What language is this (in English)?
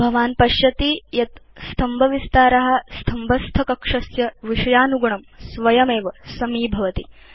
Sanskrit